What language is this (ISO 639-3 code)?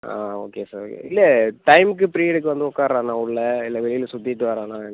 tam